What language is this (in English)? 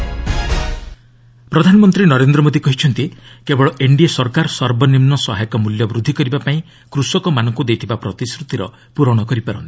Odia